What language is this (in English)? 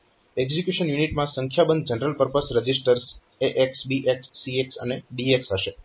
Gujarati